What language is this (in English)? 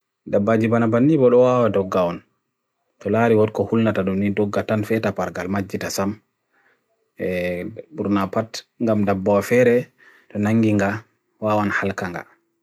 Bagirmi Fulfulde